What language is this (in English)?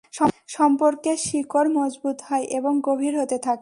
Bangla